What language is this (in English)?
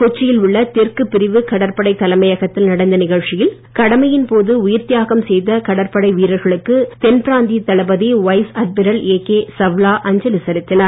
Tamil